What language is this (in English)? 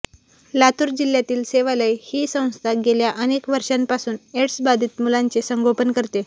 Marathi